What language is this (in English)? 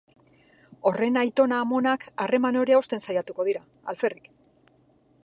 Basque